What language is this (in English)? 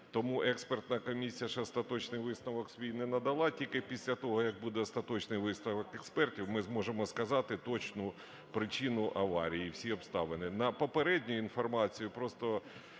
Ukrainian